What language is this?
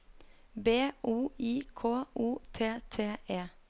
Norwegian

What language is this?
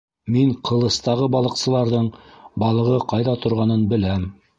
Bashkir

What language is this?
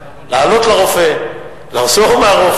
Hebrew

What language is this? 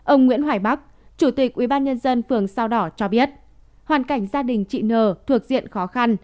Vietnamese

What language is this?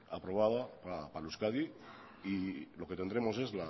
Spanish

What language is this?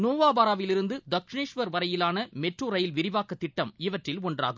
Tamil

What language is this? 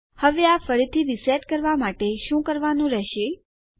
Gujarati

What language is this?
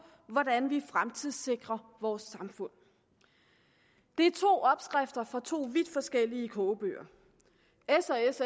Danish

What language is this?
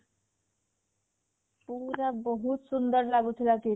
Odia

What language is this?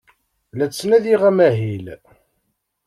Kabyle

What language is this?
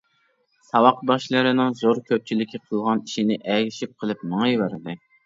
Uyghur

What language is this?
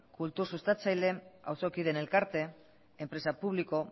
Basque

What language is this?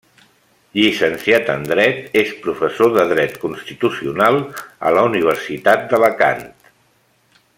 Catalan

